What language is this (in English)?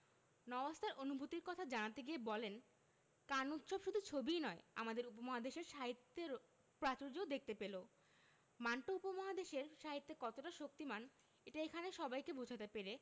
Bangla